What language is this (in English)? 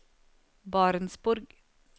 Norwegian